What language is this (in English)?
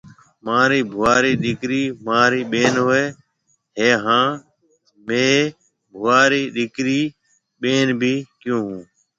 Marwari (Pakistan)